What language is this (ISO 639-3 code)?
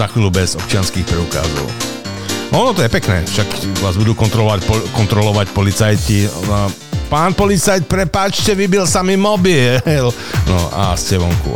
slk